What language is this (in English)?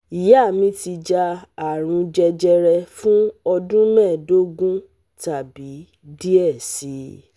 Yoruba